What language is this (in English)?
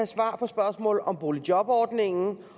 Danish